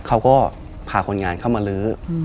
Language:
Thai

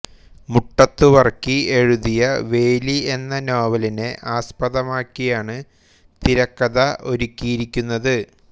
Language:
Malayalam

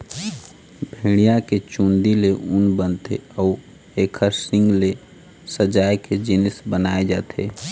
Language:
Chhattisgarhi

